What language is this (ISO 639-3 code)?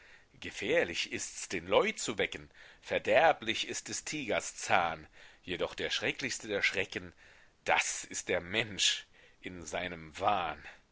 deu